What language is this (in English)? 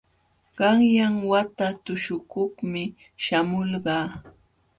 Jauja Wanca Quechua